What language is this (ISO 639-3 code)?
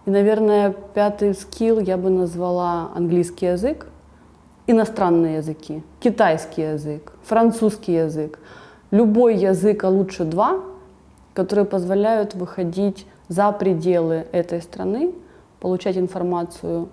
rus